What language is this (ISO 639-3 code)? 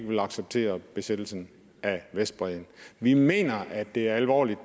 dan